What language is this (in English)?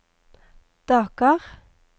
Norwegian